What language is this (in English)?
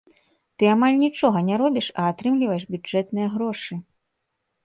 Belarusian